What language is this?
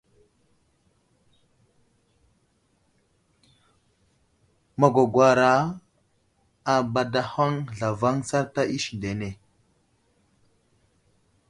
Wuzlam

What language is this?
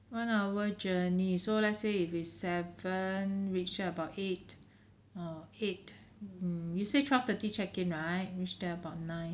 English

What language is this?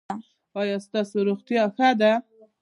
Pashto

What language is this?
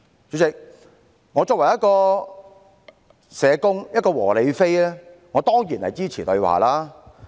Cantonese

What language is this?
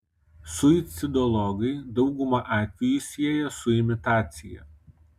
Lithuanian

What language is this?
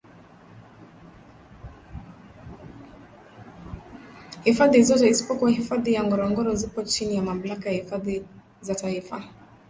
Swahili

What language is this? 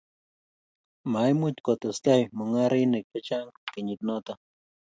Kalenjin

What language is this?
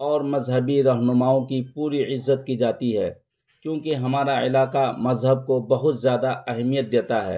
Urdu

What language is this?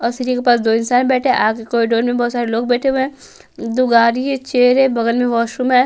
Hindi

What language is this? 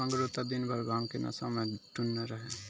Maithili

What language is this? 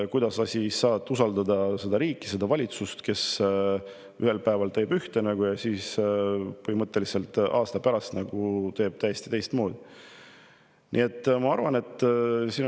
Estonian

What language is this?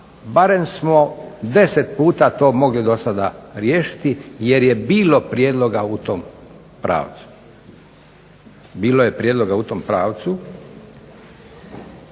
Croatian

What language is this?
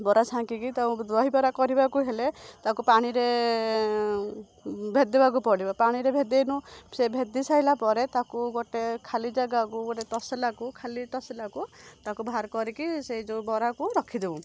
Odia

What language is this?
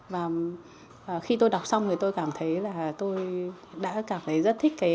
Vietnamese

